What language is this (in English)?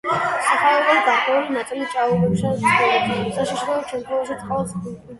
Georgian